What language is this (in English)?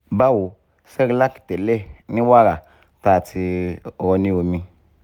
Yoruba